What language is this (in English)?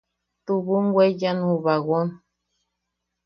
Yaqui